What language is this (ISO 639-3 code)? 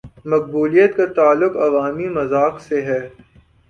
urd